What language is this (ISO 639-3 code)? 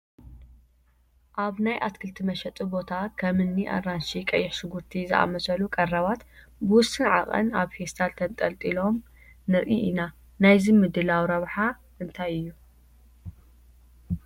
tir